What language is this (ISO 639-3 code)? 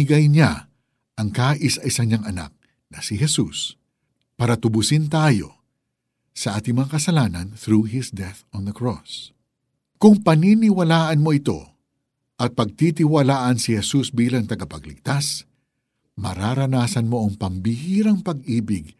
fil